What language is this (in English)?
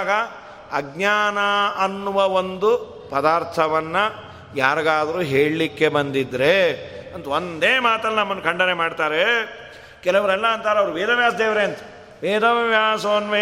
Kannada